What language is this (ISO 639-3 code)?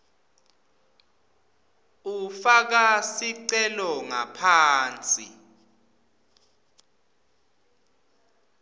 ssw